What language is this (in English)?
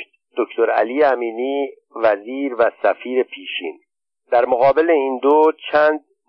Persian